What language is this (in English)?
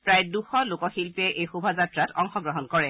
Assamese